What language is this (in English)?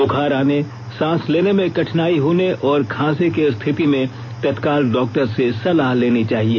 Hindi